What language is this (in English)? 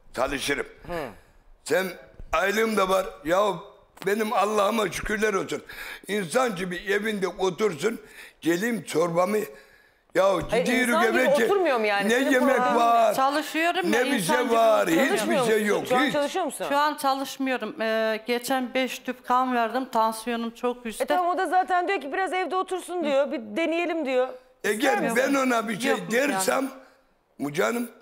Turkish